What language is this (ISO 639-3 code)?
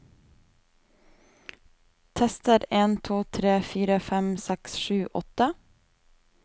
nor